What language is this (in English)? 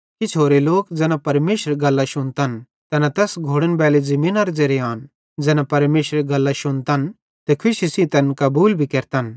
Bhadrawahi